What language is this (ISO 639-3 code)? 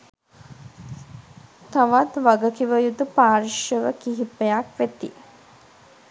sin